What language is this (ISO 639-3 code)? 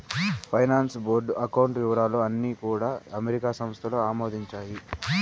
tel